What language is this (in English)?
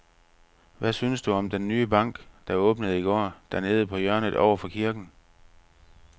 Danish